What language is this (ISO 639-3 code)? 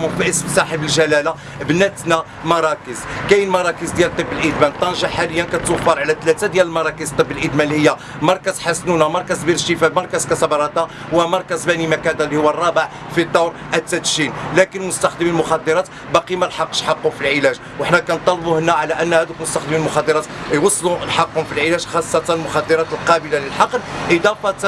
ara